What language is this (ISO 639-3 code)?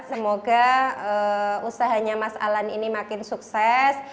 ind